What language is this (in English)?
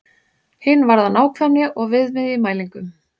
Icelandic